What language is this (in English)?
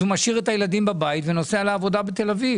Hebrew